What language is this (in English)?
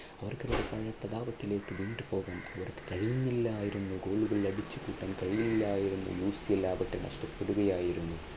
Malayalam